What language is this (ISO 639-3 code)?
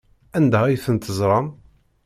kab